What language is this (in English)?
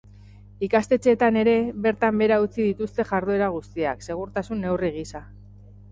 Basque